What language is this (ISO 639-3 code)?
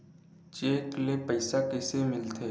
hne